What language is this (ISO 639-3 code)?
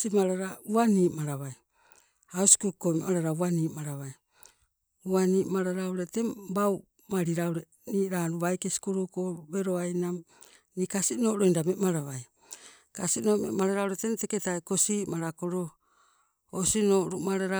nco